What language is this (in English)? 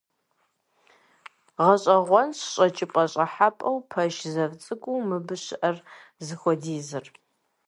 Kabardian